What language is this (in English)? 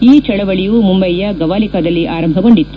Kannada